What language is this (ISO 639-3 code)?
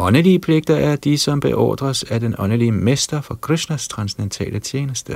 dan